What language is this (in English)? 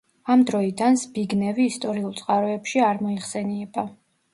Georgian